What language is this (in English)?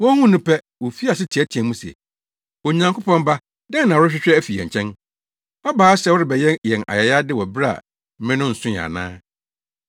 Akan